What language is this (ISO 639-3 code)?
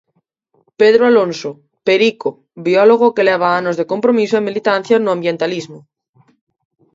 glg